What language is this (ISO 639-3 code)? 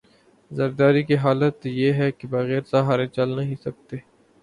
urd